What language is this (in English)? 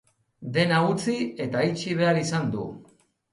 Basque